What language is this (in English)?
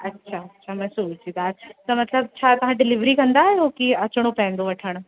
Sindhi